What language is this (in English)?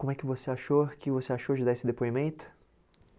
Portuguese